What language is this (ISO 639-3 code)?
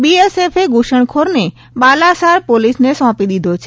guj